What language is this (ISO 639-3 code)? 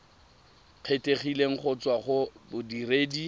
tsn